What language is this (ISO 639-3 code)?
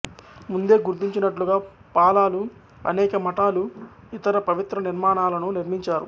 tel